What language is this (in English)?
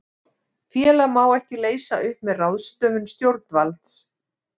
Icelandic